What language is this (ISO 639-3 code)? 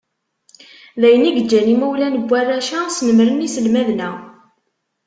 kab